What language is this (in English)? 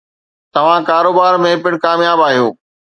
Sindhi